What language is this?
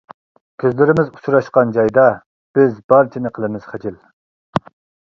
Uyghur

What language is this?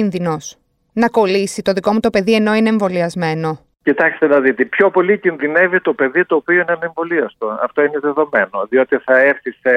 Greek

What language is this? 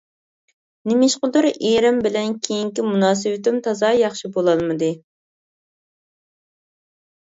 Uyghur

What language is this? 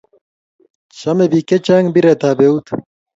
Kalenjin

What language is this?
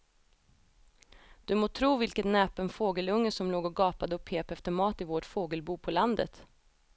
Swedish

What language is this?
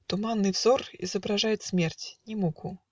Russian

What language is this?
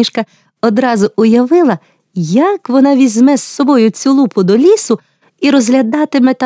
Ukrainian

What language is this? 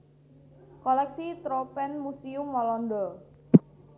Javanese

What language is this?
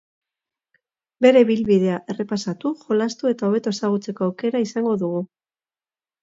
Basque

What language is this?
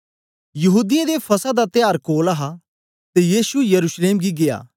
Dogri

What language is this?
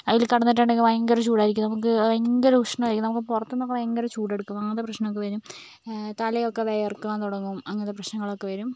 Malayalam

